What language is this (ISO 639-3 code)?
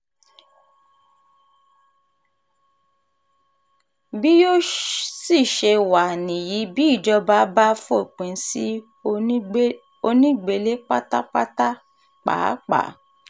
yor